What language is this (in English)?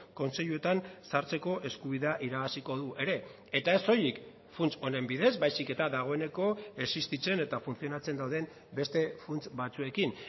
Basque